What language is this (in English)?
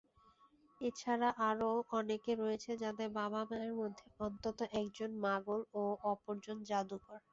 Bangla